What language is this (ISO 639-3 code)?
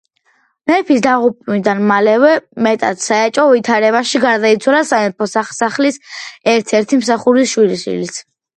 kat